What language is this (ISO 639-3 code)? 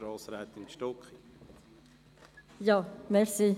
gsw